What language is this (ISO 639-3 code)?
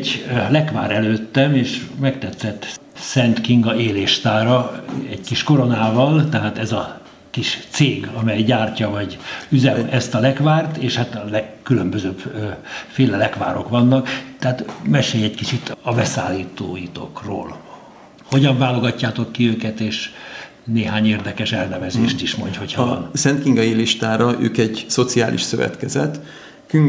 hun